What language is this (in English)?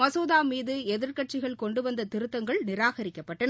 Tamil